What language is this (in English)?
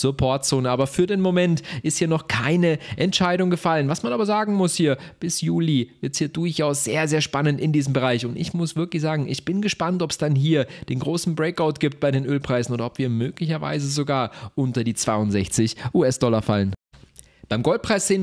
German